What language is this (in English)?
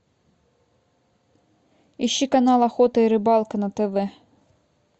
Russian